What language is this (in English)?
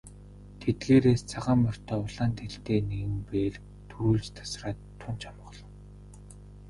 Mongolian